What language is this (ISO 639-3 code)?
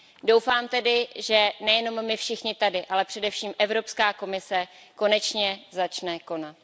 ces